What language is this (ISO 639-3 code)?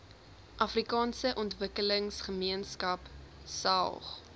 afr